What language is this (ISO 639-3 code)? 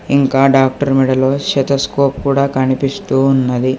tel